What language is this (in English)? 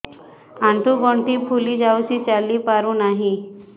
Odia